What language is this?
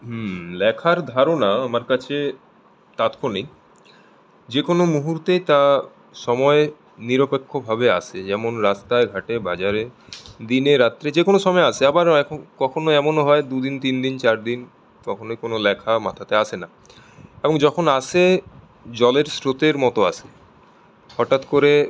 Bangla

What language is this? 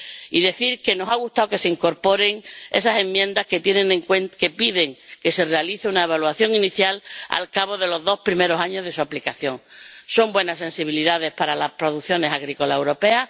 Spanish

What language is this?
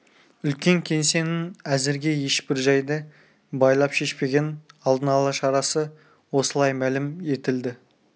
Kazakh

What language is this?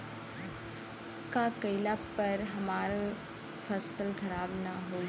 Bhojpuri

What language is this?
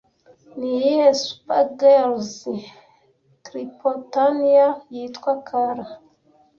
Kinyarwanda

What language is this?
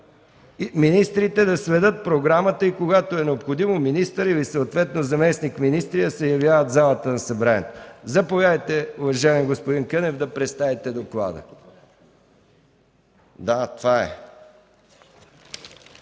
Bulgarian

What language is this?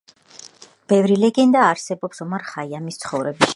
Georgian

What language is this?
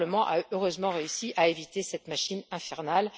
French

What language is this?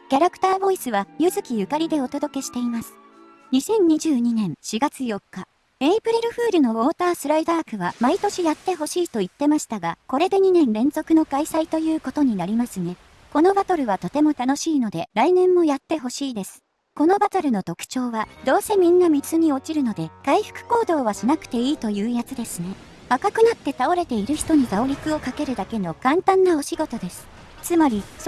Japanese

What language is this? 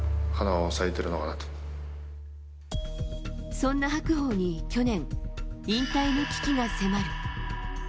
Japanese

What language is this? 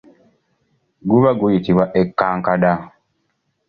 Ganda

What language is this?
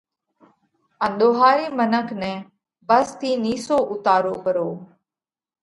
Parkari Koli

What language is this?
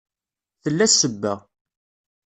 Kabyle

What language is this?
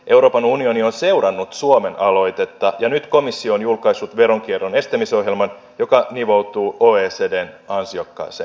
Finnish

